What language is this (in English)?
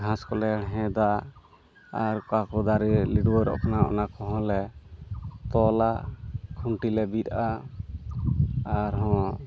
Santali